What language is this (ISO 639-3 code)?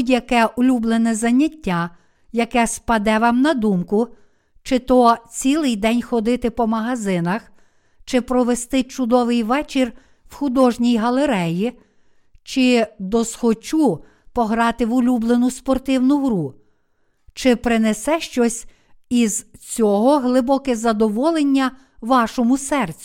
ukr